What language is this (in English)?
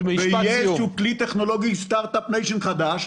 Hebrew